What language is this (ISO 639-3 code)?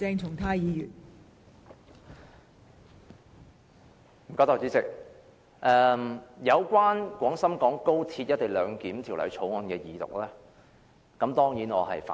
yue